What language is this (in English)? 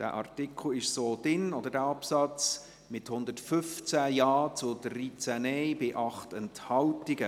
Swiss German